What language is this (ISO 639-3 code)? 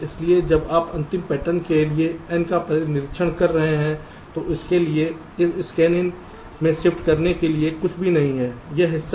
hin